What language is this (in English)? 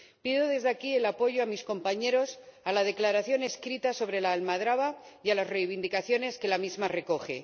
Spanish